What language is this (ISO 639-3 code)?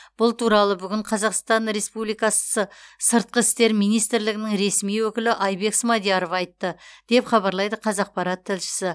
kaz